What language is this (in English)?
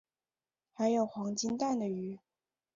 Chinese